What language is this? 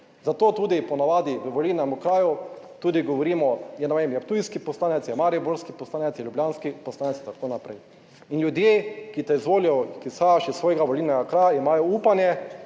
Slovenian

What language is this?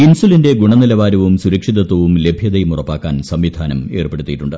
Malayalam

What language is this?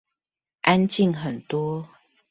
Chinese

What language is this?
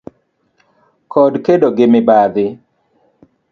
Luo (Kenya and Tanzania)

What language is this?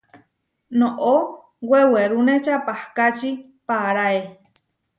Huarijio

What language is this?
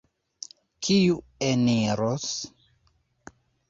Esperanto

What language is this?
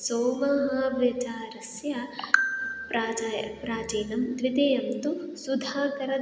Sanskrit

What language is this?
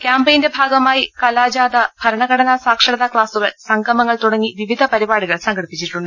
Malayalam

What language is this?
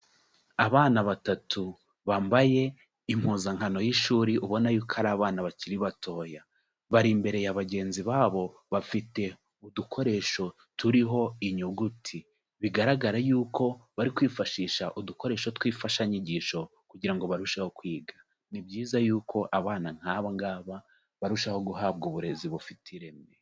Kinyarwanda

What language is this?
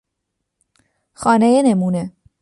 Persian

